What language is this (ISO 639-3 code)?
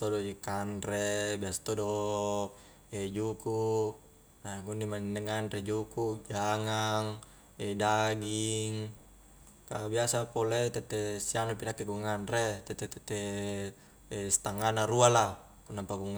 kjk